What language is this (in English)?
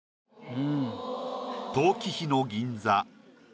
Japanese